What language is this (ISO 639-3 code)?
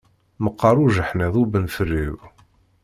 kab